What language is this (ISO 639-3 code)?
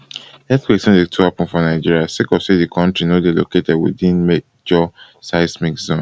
pcm